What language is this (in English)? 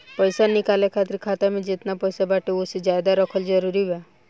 Bhojpuri